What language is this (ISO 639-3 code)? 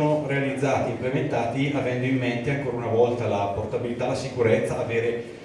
ita